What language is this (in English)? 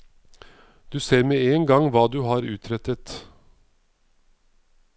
Norwegian